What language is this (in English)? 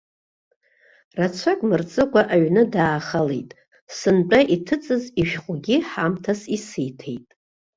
Abkhazian